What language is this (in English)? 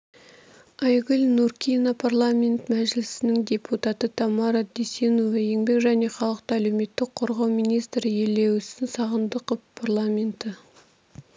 Kazakh